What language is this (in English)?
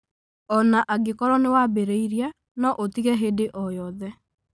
Kikuyu